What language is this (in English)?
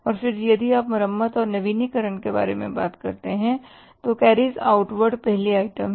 Hindi